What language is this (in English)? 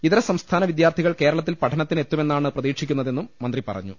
Malayalam